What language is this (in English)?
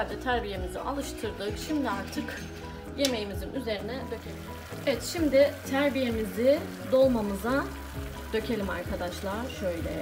Turkish